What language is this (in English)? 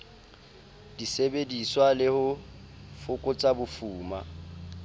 Southern Sotho